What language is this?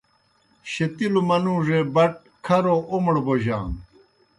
Kohistani Shina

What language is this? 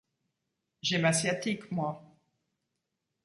French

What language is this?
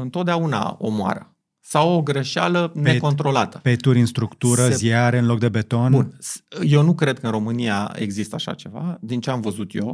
Romanian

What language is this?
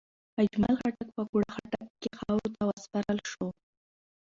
Pashto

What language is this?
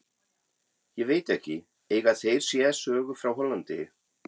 Icelandic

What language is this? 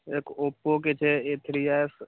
Maithili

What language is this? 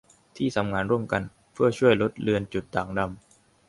Thai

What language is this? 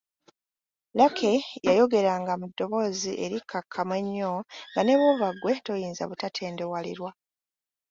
Ganda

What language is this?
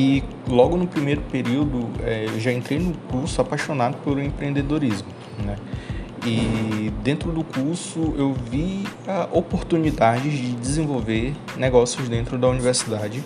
Portuguese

